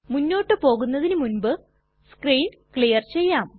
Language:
Malayalam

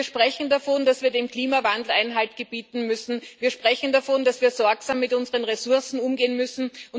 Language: German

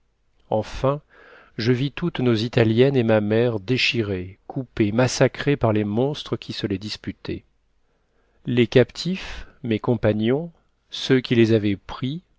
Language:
French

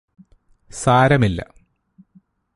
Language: Malayalam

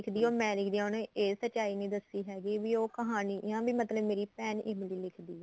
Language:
Punjabi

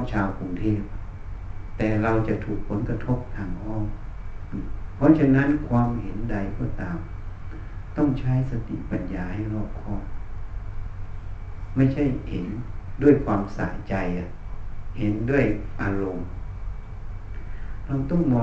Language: Thai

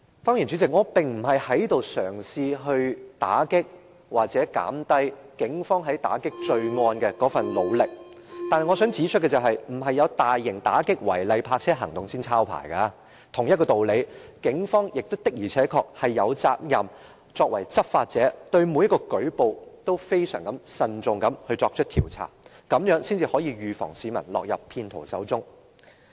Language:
Cantonese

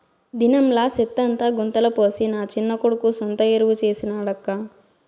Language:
Telugu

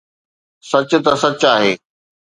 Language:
Sindhi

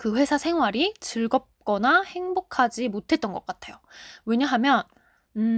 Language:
Korean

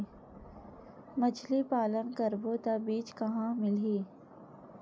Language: Chhattisgarhi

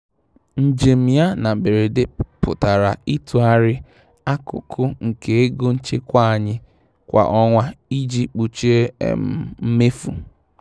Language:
Igbo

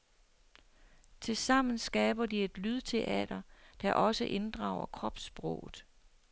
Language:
Danish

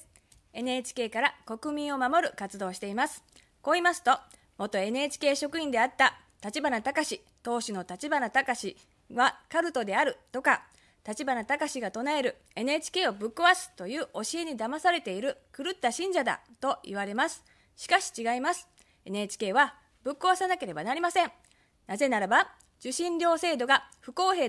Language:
Japanese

